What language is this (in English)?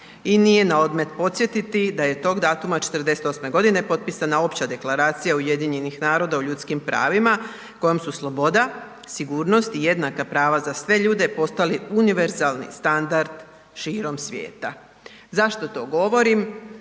Croatian